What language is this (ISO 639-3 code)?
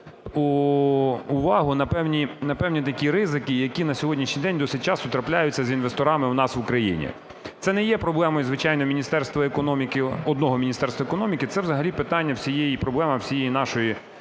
ukr